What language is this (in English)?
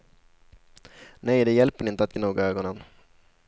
Swedish